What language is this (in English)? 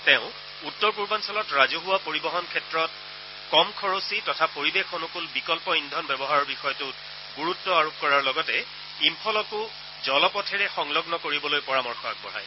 Assamese